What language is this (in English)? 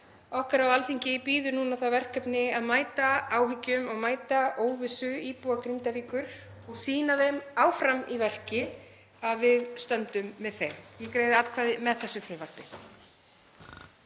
Icelandic